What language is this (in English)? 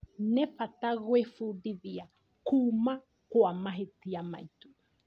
Kikuyu